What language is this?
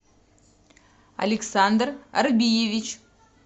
Russian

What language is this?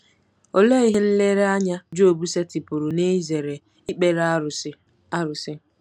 Igbo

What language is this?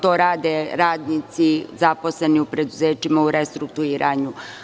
Serbian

